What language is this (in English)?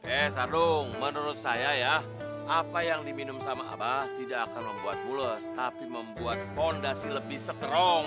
Indonesian